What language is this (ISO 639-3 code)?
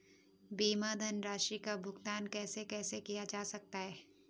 hin